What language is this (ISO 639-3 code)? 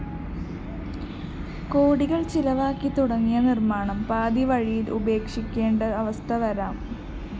mal